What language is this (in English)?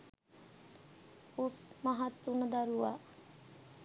Sinhala